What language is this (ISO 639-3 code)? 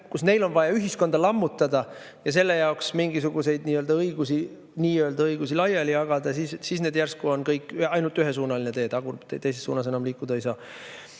est